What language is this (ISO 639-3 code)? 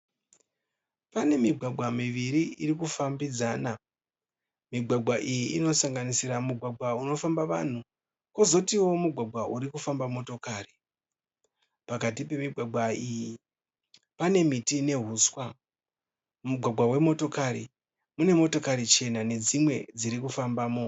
sna